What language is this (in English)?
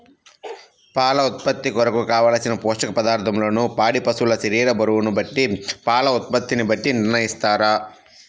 Telugu